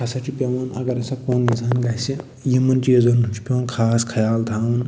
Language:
Kashmiri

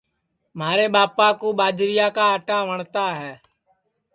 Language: Sansi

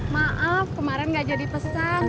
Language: Indonesian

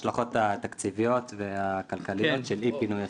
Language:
Hebrew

